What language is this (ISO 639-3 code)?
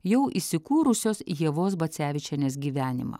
lit